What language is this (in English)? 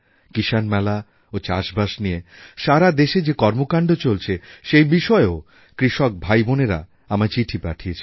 Bangla